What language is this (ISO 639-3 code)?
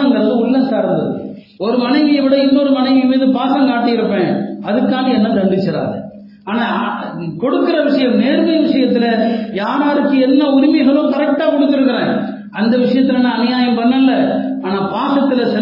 tam